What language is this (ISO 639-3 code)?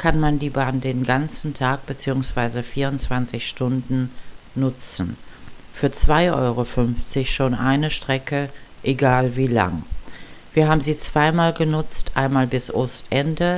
deu